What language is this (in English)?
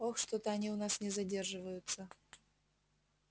Russian